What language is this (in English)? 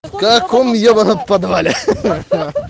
Russian